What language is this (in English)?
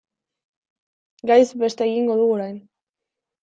Basque